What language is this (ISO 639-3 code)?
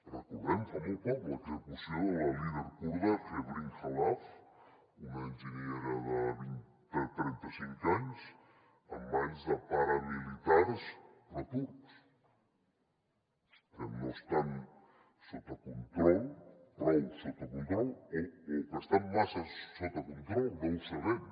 cat